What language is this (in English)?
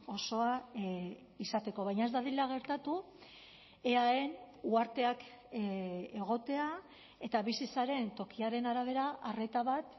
Basque